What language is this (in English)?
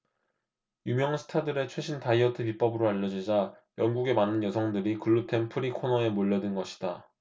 Korean